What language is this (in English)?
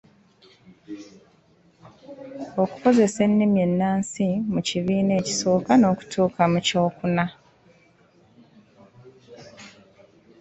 Ganda